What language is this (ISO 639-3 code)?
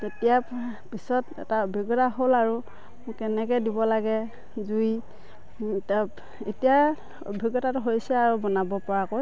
asm